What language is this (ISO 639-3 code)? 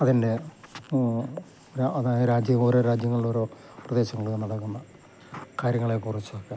mal